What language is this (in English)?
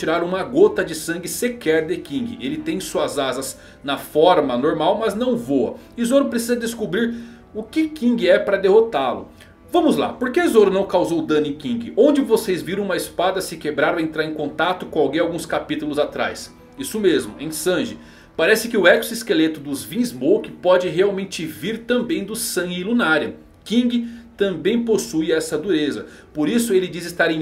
Portuguese